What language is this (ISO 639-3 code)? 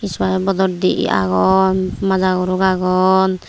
ccp